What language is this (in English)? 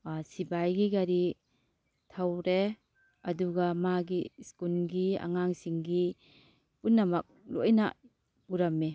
Manipuri